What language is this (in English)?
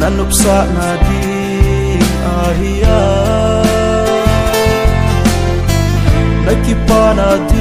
Thai